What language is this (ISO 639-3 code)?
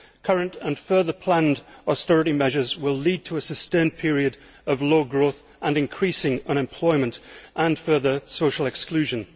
eng